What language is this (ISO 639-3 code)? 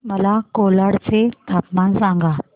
mar